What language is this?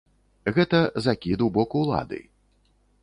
Belarusian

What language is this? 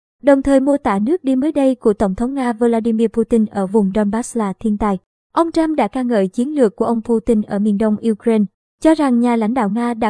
Vietnamese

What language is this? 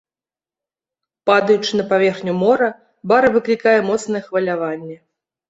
Belarusian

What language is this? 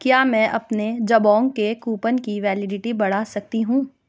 Urdu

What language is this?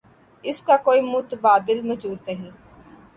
Urdu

